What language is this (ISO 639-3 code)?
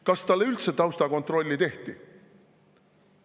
est